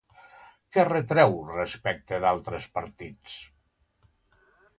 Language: Catalan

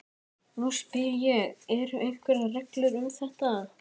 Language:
Icelandic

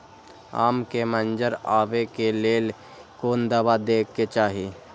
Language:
Maithili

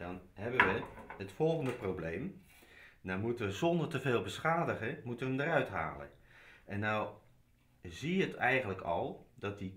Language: Dutch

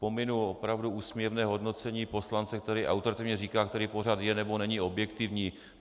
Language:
Czech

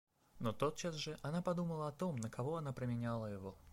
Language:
Russian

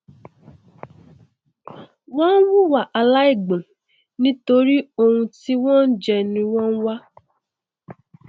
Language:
Yoruba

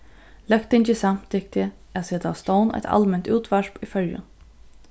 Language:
Faroese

